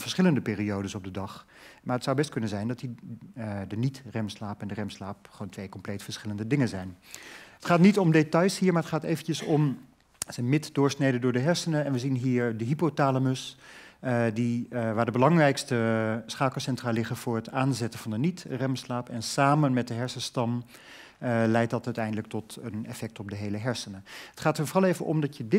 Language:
Dutch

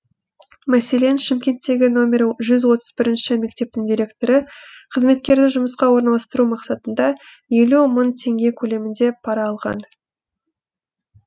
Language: Kazakh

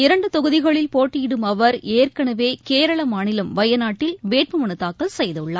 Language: Tamil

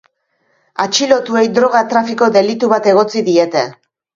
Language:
Basque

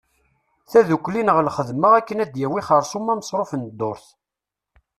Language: Kabyle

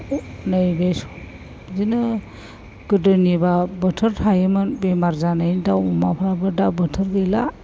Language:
Bodo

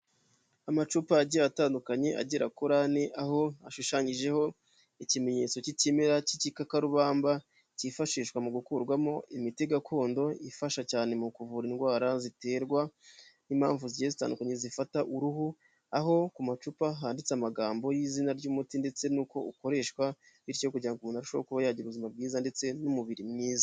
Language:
Kinyarwanda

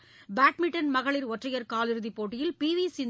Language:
Tamil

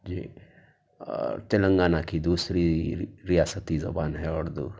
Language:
Urdu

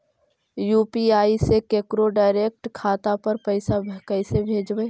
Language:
Magahi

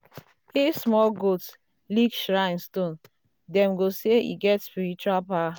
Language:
Nigerian Pidgin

